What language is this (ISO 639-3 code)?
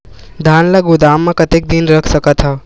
hne